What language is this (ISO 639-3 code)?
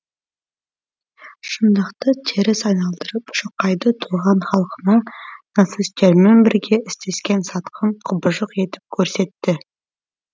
kaz